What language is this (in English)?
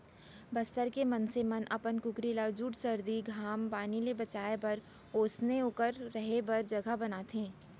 Chhattisgarhi